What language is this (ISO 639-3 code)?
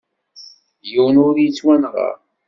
kab